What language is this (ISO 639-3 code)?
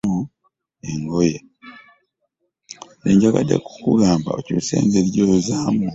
lug